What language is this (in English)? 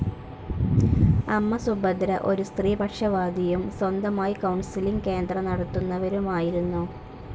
Malayalam